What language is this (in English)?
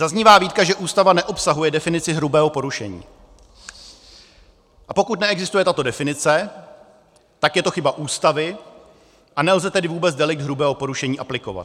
Czech